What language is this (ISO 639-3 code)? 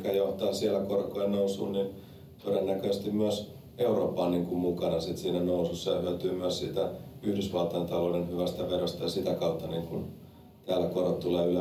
fin